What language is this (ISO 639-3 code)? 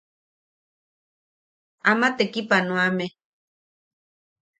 yaq